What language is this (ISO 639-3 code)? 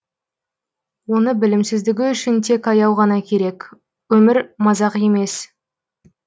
kaz